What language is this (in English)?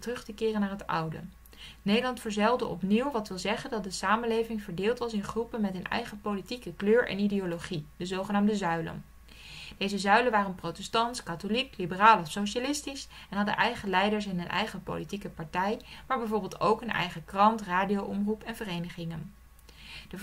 Dutch